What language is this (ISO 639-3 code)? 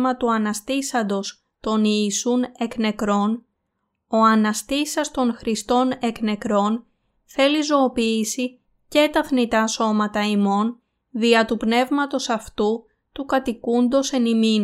ell